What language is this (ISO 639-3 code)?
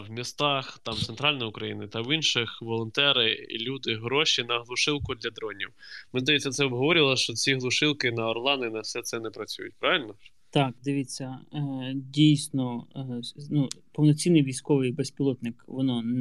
ukr